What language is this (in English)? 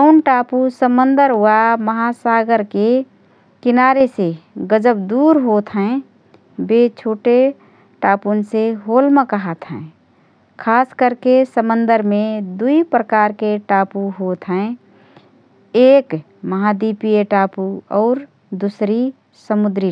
Rana Tharu